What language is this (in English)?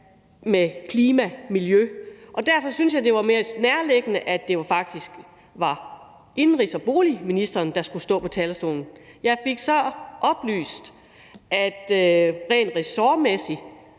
Danish